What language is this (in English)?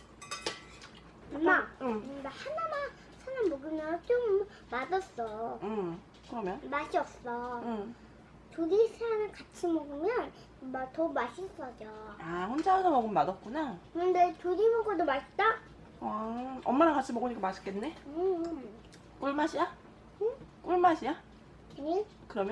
Korean